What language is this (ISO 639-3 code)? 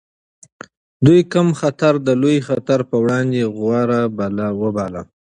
pus